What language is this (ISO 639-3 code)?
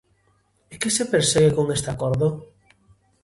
glg